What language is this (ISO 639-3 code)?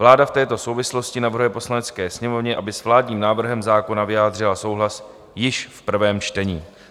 ces